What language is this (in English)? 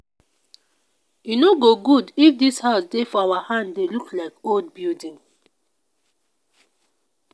Nigerian Pidgin